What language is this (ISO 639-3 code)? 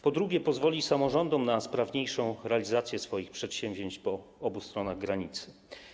pol